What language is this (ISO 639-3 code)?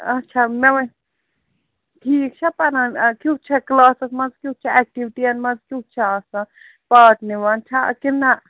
kas